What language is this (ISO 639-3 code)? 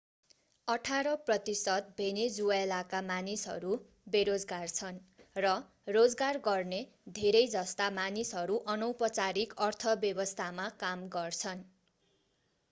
nep